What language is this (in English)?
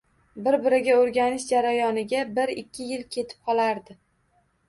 Uzbek